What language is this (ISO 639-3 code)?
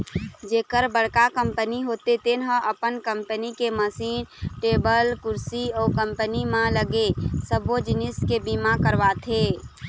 hne